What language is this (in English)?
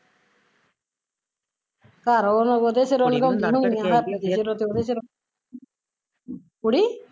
Punjabi